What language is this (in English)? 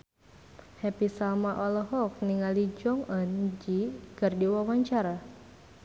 Sundanese